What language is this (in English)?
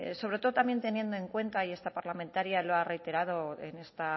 Spanish